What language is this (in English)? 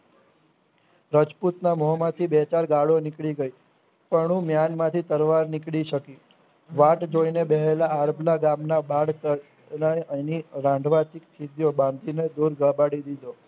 Gujarati